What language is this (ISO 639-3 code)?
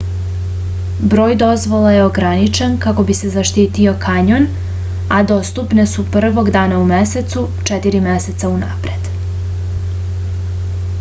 srp